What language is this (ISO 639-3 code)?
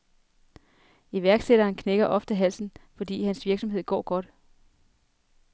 dan